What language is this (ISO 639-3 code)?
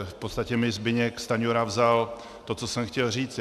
ces